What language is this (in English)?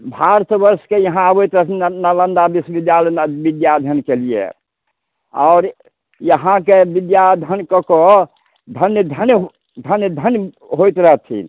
Maithili